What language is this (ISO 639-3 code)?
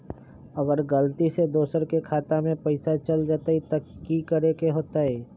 mag